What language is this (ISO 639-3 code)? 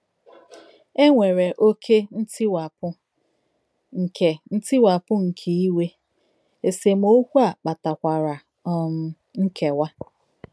ibo